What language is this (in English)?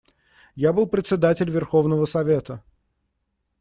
Russian